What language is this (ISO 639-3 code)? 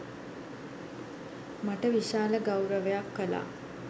sin